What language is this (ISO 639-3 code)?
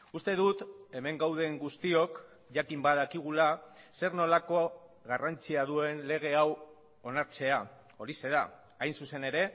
eus